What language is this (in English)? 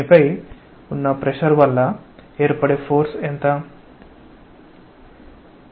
Telugu